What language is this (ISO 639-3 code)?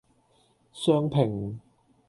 yue